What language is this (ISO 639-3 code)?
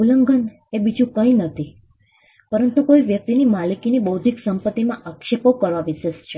guj